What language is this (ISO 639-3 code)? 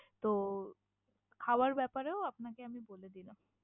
ben